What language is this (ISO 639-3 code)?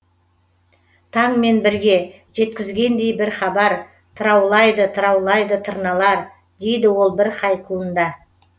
kaz